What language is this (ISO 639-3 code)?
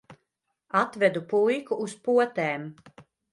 lav